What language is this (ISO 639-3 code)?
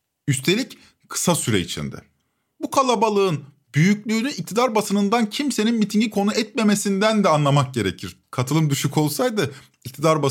tur